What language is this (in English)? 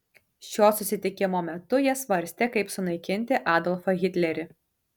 Lithuanian